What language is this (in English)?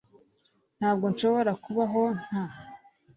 Kinyarwanda